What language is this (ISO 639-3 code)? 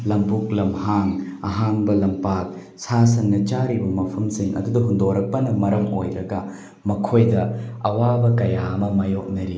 mni